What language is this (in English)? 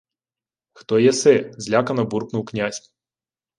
Ukrainian